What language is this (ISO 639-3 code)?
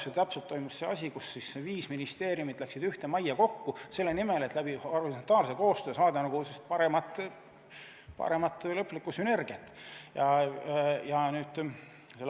est